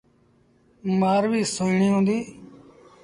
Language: Sindhi Bhil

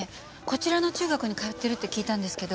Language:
Japanese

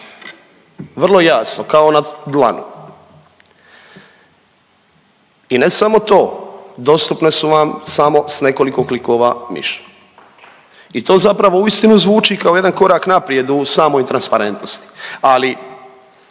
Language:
Croatian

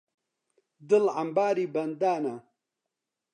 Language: Central Kurdish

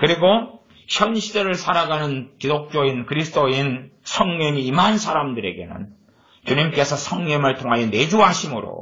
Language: Korean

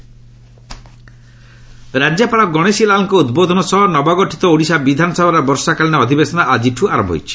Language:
Odia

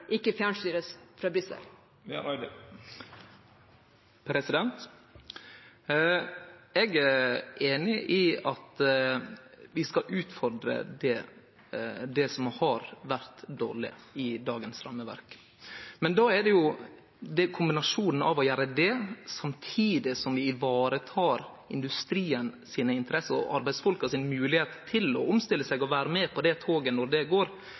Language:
Norwegian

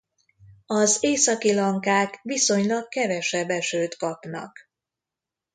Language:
Hungarian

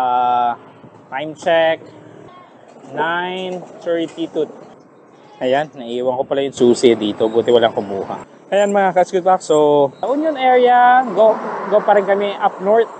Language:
Filipino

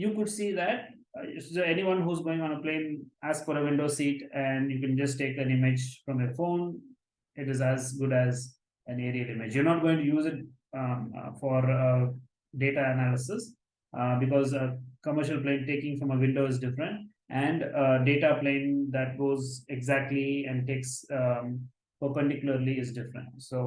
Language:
English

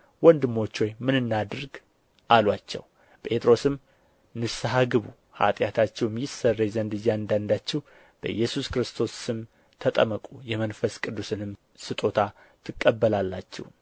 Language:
Amharic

